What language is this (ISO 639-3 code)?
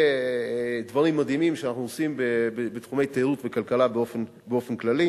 heb